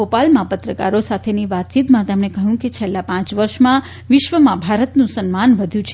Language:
Gujarati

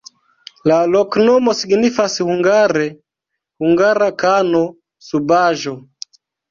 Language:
Esperanto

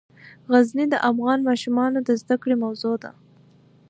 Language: Pashto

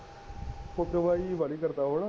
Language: Punjabi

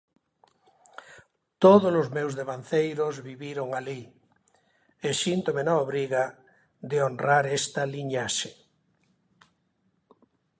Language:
Galician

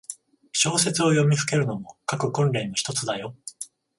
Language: Japanese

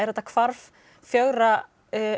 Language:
Icelandic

